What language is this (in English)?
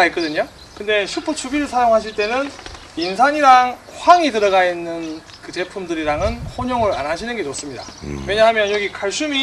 Korean